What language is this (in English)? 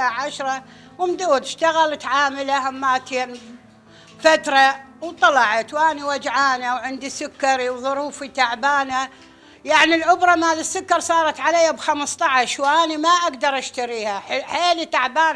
Arabic